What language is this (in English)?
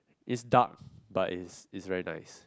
English